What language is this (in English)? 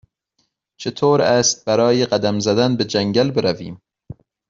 Persian